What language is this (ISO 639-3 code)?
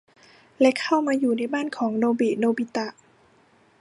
tha